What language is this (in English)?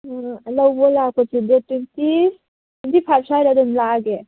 Manipuri